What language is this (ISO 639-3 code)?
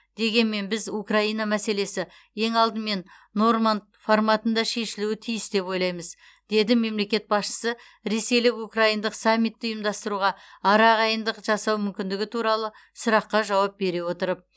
kaz